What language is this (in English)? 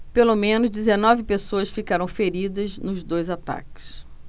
Portuguese